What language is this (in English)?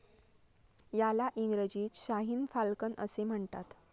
Marathi